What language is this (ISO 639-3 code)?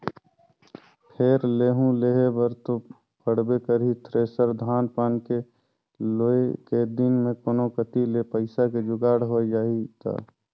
hne